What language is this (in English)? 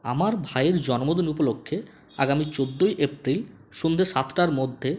Bangla